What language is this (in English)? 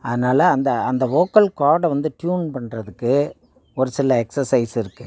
Tamil